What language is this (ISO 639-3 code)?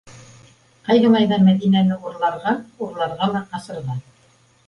bak